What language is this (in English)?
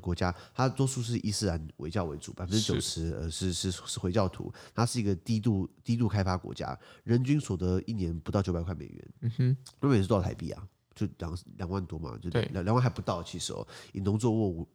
Chinese